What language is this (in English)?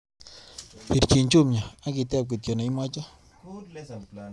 Kalenjin